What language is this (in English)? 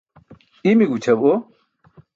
Burushaski